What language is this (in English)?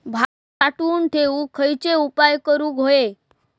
Marathi